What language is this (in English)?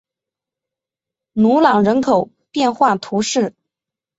Chinese